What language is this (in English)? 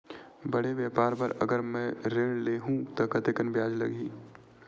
Chhattisgarhi